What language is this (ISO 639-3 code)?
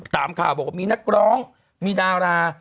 tha